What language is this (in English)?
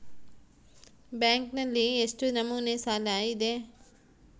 Kannada